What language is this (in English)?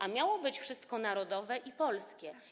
Polish